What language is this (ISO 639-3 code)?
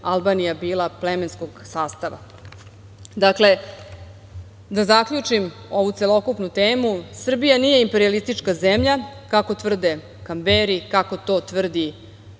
srp